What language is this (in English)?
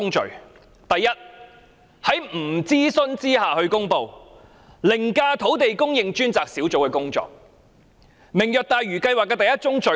Cantonese